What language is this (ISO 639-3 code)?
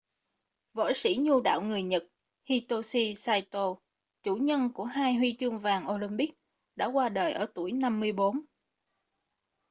vie